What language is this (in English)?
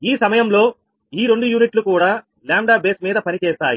Telugu